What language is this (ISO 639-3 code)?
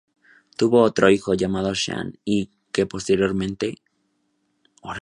spa